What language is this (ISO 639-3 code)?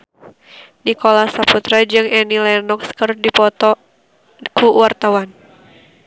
sun